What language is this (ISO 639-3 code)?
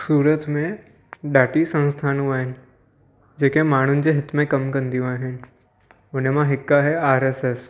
snd